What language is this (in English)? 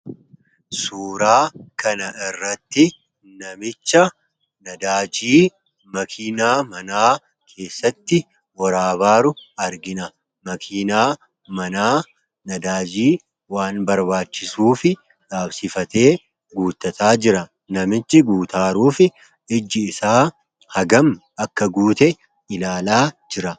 Oromo